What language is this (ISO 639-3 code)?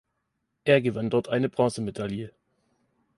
deu